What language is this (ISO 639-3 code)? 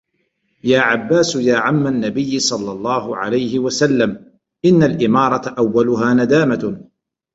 ara